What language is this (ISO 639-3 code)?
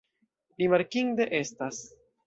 epo